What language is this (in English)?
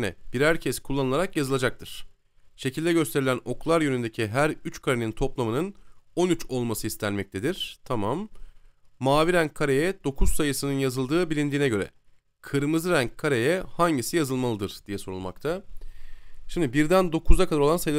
Turkish